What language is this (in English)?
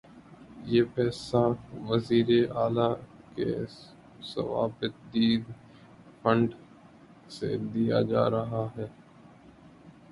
Urdu